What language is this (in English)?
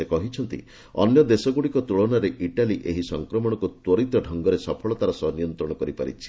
Odia